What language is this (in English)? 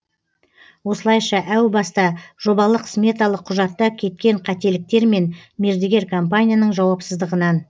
Kazakh